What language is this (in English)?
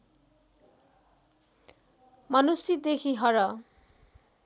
Nepali